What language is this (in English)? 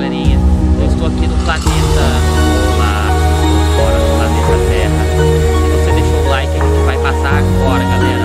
Portuguese